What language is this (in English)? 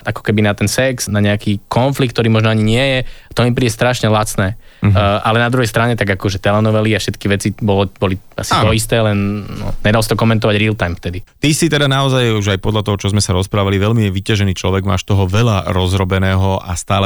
Slovak